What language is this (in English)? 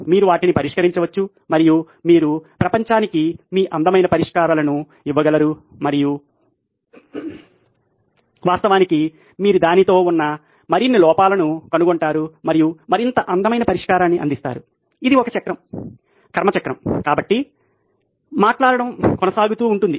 Telugu